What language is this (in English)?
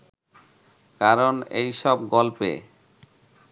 Bangla